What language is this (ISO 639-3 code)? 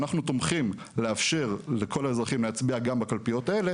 heb